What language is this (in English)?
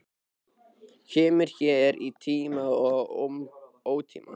Icelandic